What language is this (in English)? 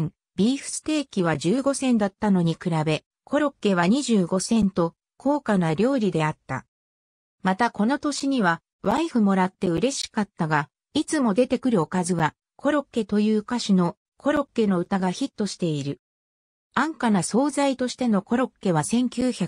Japanese